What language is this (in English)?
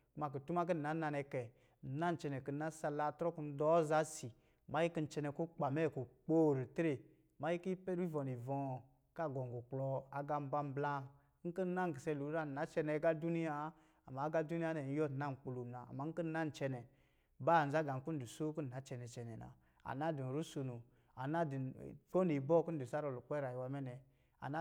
Lijili